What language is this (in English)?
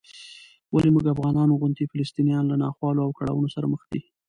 Pashto